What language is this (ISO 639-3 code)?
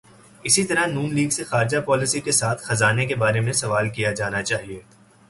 urd